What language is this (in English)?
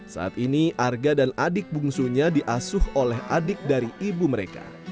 Indonesian